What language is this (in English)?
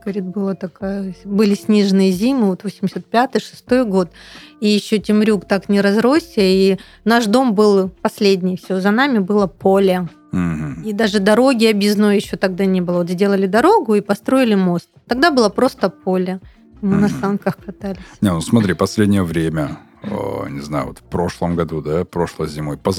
Russian